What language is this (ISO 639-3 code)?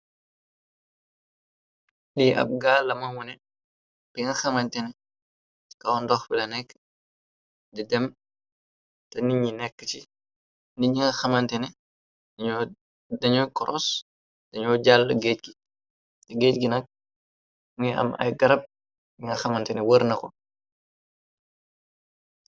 wol